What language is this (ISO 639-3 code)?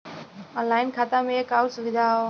bho